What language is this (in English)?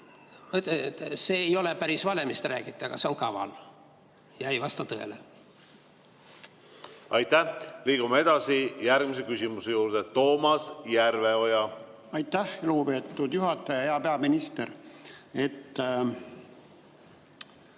Estonian